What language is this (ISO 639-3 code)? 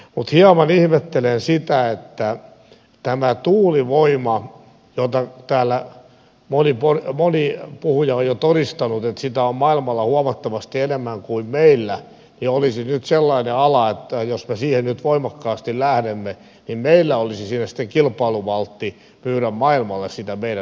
fin